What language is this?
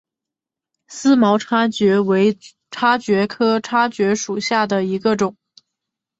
Chinese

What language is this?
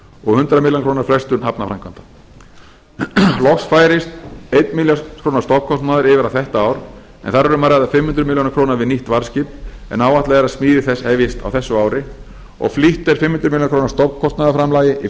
Icelandic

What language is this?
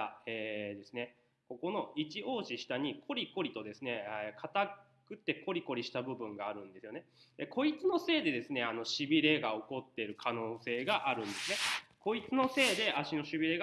Japanese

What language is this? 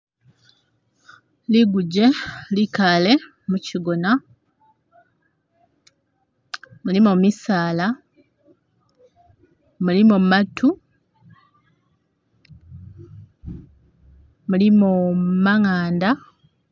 Masaaba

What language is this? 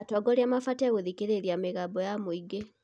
Kikuyu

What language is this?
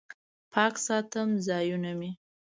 Pashto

